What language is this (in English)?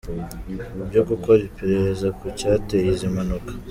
Kinyarwanda